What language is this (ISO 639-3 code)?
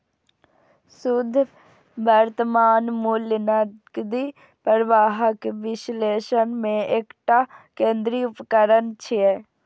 mai